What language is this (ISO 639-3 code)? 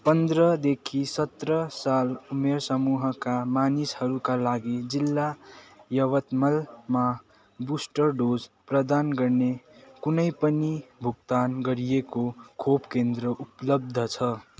nep